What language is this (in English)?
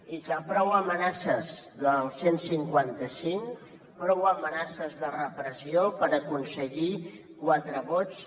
Catalan